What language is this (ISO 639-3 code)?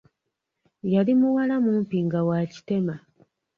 lug